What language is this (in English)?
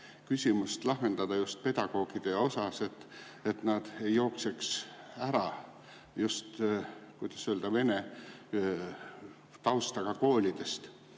Estonian